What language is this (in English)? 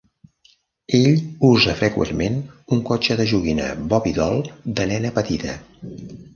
Catalan